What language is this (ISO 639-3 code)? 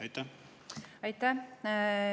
est